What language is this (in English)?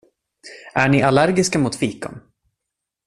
Swedish